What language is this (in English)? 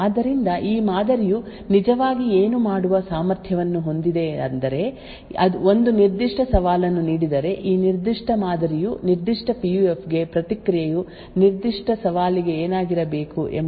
Kannada